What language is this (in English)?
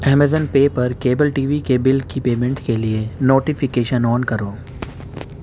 Urdu